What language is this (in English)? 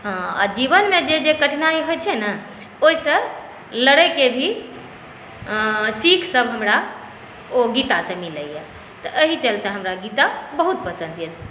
Maithili